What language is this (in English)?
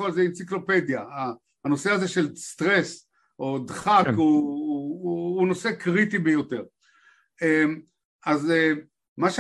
Hebrew